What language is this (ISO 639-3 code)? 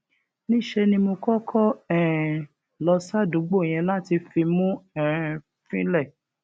yor